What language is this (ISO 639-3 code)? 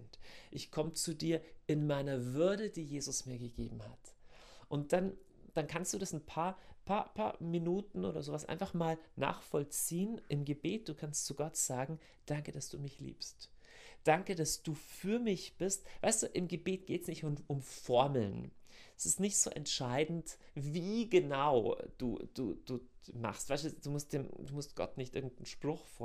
deu